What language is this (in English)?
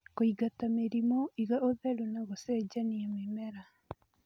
Kikuyu